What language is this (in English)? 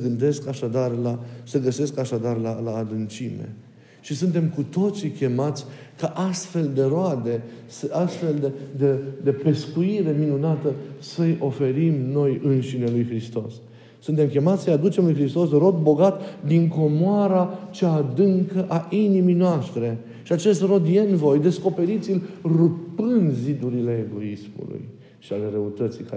Romanian